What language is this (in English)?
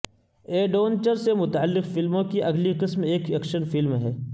Urdu